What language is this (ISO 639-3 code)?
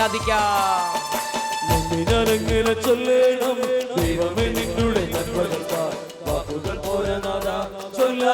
mal